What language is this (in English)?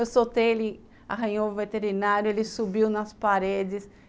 Portuguese